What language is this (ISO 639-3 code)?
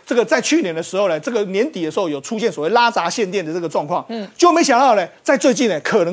zho